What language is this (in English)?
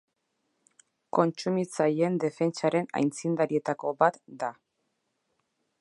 Basque